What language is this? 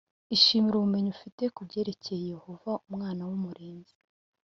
Kinyarwanda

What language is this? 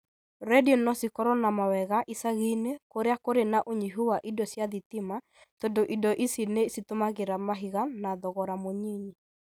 Kikuyu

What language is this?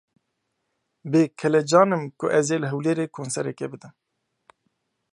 Kurdish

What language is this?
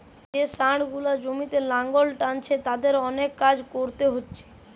Bangla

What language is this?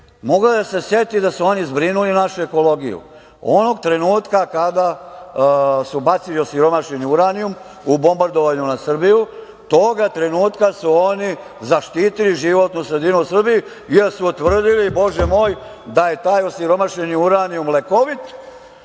Serbian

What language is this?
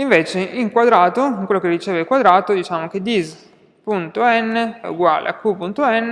Italian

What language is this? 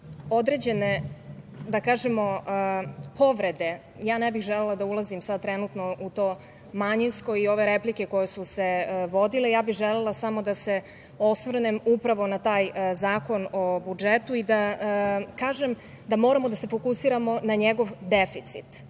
Serbian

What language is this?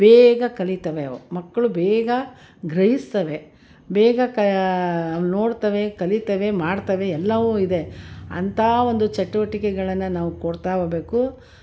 Kannada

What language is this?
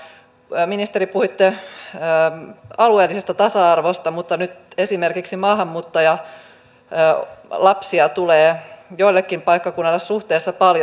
Finnish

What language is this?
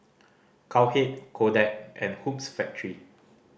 English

